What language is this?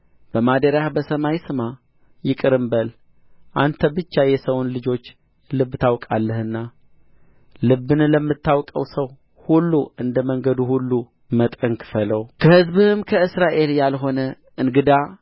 Amharic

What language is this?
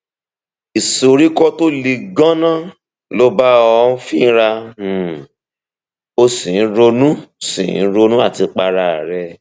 Yoruba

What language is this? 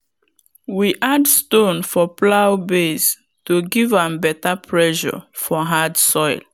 Nigerian Pidgin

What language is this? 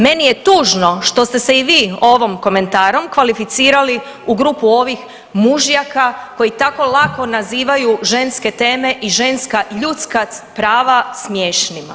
Croatian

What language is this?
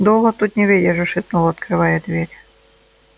Russian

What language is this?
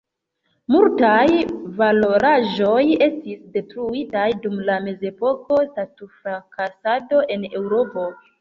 Esperanto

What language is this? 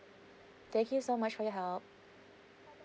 English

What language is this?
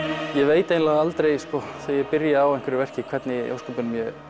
Icelandic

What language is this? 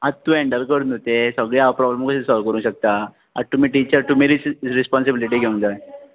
Konkani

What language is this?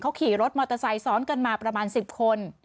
Thai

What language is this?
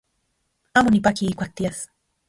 Central Puebla Nahuatl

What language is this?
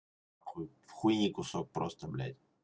Russian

